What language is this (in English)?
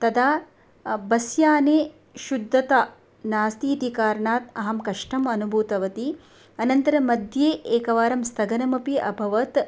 Sanskrit